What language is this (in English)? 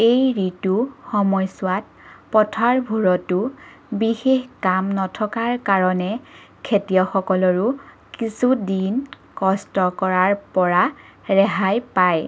Assamese